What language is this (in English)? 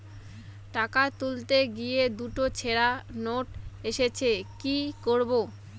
Bangla